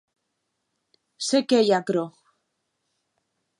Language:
Occitan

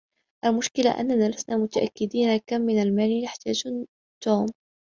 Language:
Arabic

